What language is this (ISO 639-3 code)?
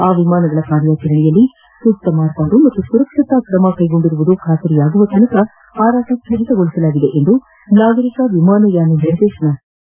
kan